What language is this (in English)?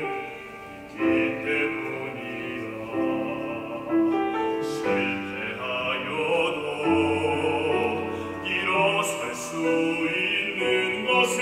Romanian